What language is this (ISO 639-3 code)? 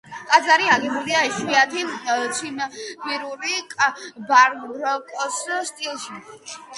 kat